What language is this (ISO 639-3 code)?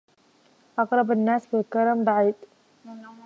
ara